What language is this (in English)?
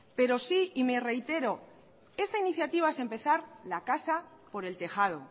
Spanish